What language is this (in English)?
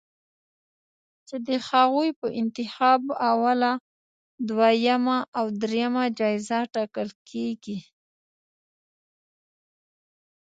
Pashto